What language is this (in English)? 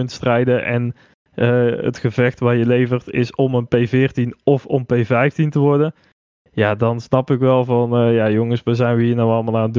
Dutch